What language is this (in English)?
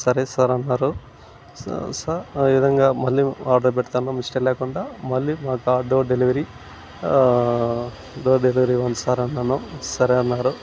Telugu